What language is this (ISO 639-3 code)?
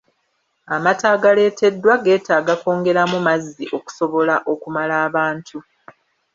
lug